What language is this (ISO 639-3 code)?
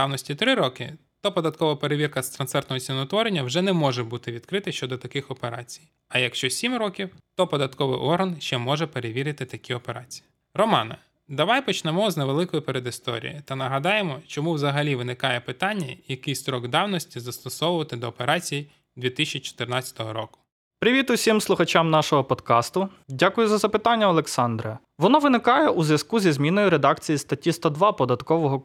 ukr